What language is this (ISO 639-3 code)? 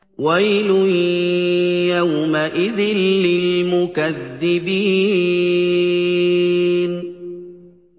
ara